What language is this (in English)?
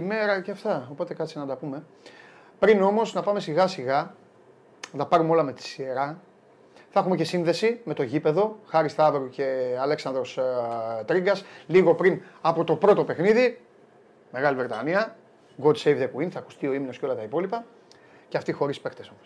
Greek